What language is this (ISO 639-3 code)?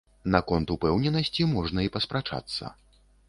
bel